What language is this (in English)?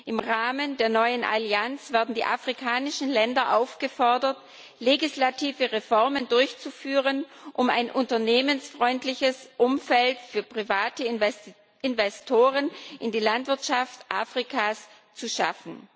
German